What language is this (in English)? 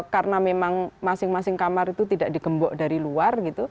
Indonesian